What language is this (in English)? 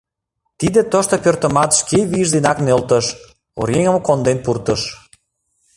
Mari